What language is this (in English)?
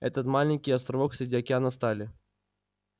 Russian